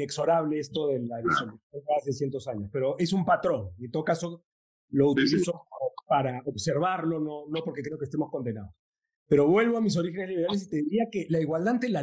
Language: Spanish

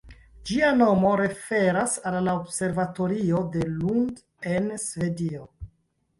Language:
Esperanto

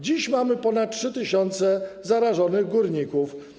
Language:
Polish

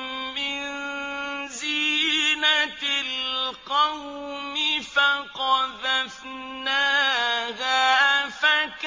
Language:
Arabic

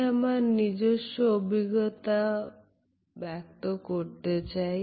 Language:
Bangla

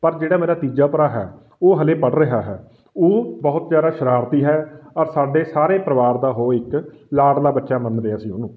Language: Punjabi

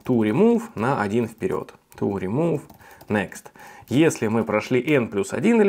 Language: Russian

